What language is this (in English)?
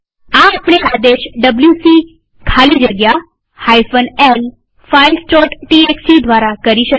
Gujarati